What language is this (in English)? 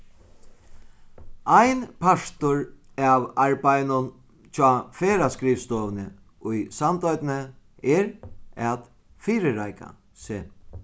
Faroese